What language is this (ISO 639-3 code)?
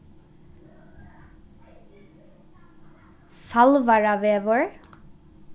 fao